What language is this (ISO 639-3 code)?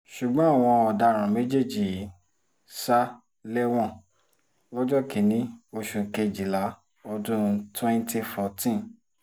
yor